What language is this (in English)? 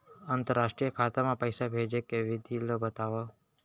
Chhattisgarhi